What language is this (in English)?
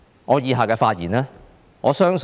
Cantonese